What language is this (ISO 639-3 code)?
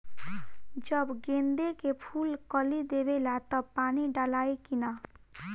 bho